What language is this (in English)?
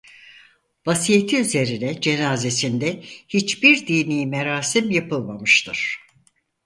Turkish